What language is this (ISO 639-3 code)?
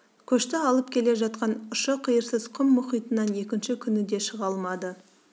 kaz